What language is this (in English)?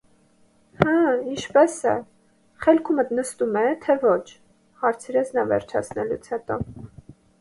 Armenian